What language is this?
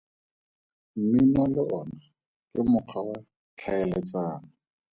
Tswana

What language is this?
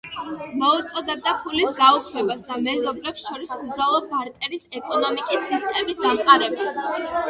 Georgian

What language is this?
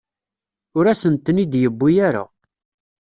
Kabyle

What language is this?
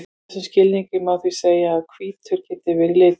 Icelandic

